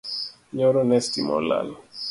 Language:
Luo (Kenya and Tanzania)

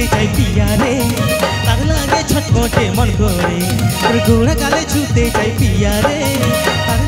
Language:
Bangla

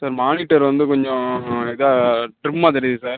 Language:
Tamil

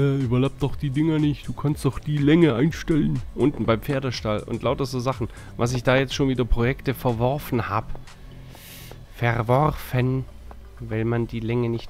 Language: German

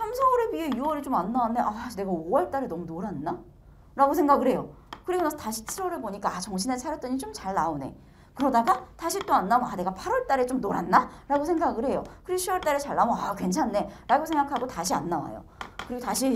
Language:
Korean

